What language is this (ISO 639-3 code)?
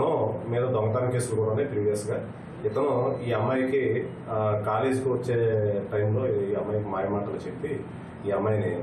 tel